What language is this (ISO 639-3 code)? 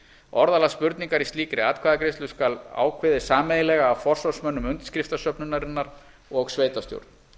isl